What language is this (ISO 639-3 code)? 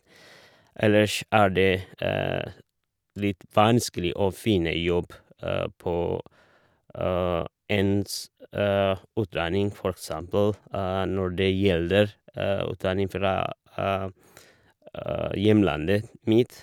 nor